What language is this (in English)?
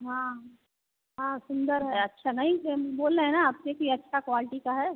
Hindi